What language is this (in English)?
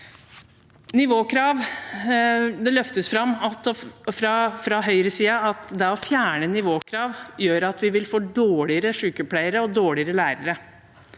Norwegian